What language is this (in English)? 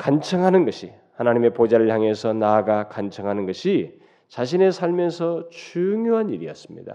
Korean